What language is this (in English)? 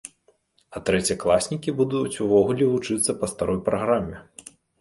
Belarusian